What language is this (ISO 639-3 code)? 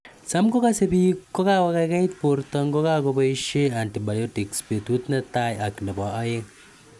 kln